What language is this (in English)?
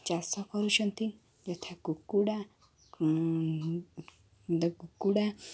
Odia